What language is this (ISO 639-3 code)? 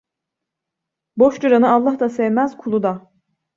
tur